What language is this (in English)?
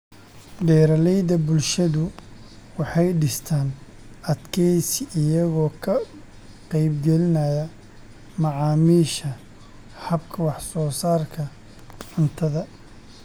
Somali